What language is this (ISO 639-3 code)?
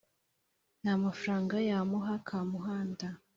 kin